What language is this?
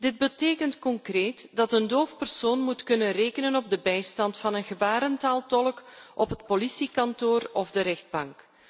Dutch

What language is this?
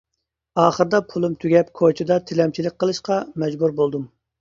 Uyghur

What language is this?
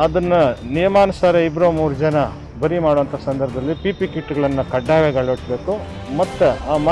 Turkish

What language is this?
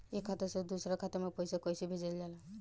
Bhojpuri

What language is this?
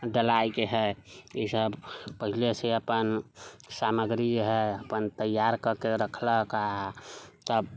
Maithili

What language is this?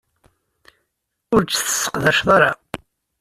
Kabyle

